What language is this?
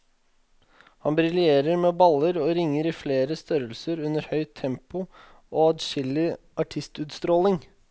Norwegian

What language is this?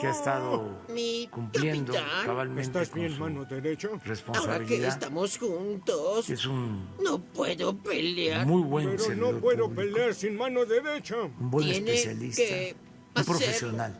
Spanish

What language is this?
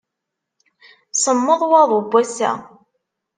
Kabyle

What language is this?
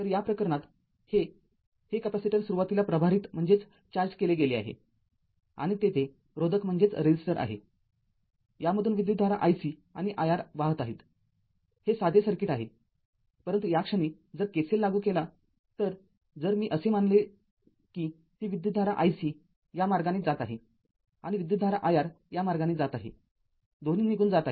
Marathi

